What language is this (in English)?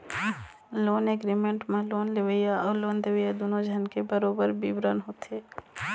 Chhattisgarhi